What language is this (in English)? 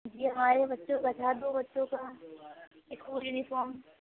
Urdu